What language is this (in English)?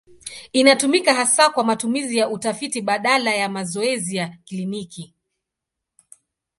Swahili